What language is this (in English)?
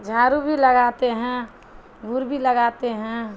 Urdu